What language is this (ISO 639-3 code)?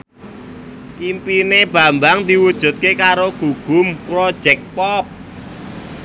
jav